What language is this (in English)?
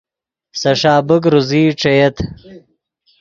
Yidgha